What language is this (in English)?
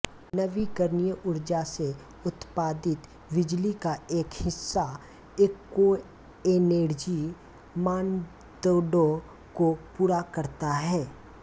Hindi